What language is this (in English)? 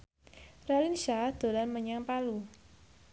Javanese